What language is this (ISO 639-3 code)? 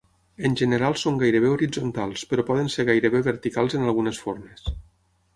cat